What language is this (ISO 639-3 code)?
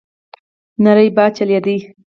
pus